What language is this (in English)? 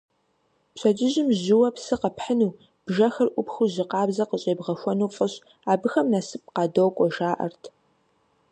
Kabardian